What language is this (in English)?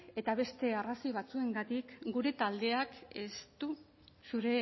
Basque